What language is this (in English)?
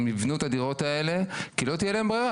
Hebrew